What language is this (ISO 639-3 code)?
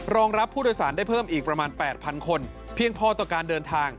tha